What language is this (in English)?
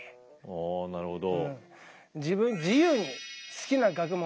Japanese